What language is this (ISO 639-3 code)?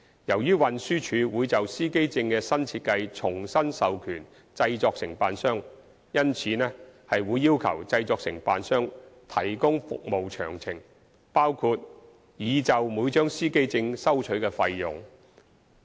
yue